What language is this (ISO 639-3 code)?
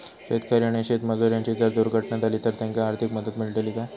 mar